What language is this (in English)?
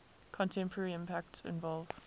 English